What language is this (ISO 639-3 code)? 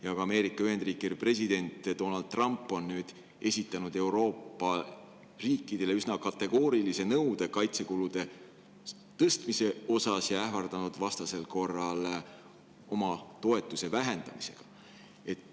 est